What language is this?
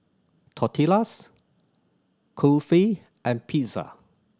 English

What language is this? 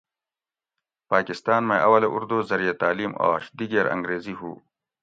Gawri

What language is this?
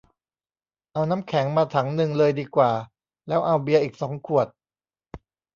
Thai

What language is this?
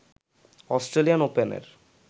Bangla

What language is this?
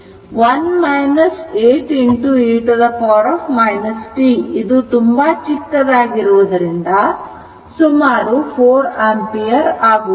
Kannada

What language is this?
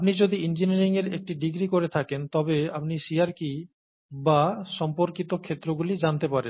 Bangla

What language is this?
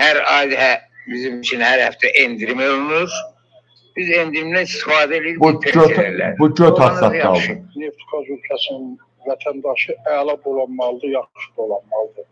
Turkish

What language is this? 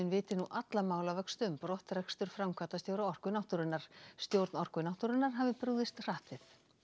Icelandic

